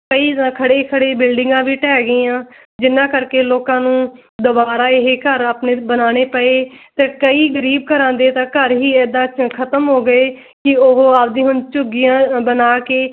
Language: Punjabi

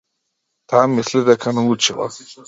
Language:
Macedonian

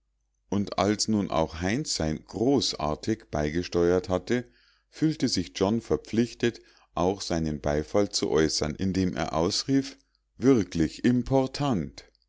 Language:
German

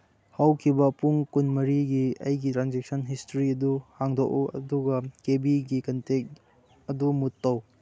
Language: Manipuri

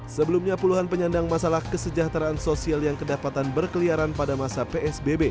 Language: Indonesian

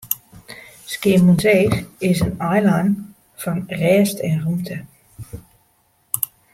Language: Western Frisian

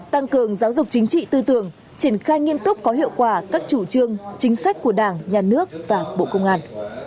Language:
Vietnamese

